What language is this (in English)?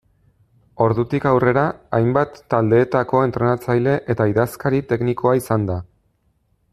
Basque